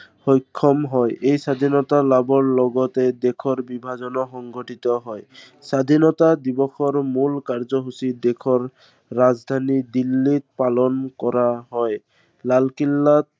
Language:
Assamese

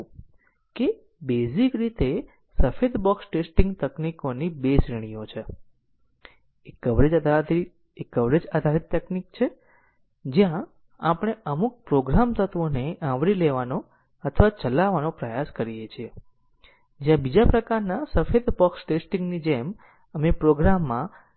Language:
Gujarati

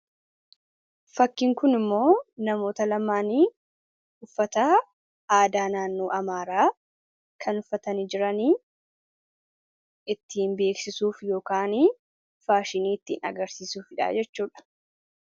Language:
Oromo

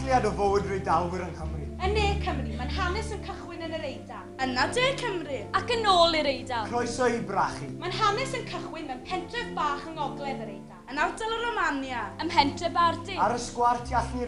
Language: Greek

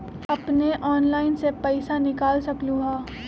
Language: Magahi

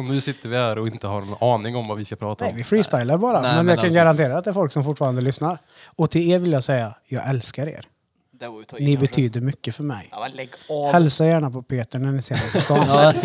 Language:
Swedish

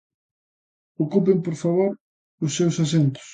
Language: Galician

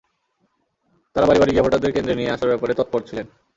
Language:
Bangla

